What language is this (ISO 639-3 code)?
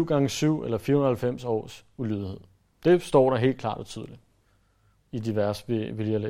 dan